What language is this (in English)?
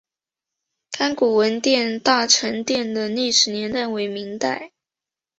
Chinese